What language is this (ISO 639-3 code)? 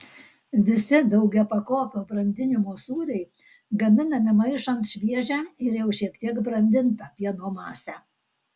lit